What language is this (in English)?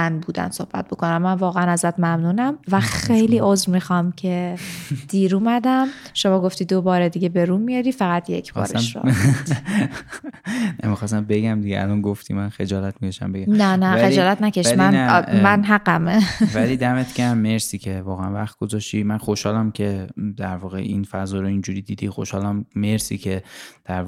Persian